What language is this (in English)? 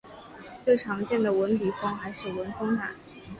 Chinese